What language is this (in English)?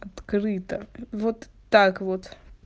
Russian